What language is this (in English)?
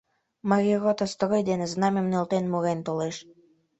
Mari